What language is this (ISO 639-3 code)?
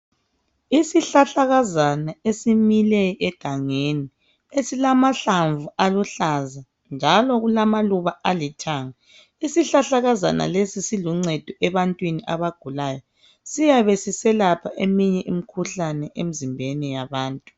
nde